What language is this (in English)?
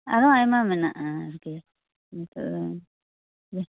Santali